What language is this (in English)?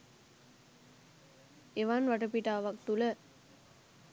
Sinhala